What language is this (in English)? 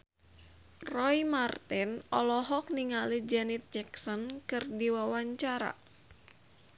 Sundanese